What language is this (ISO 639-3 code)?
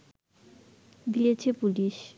ben